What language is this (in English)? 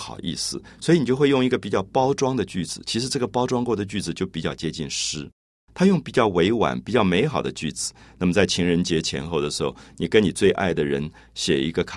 Chinese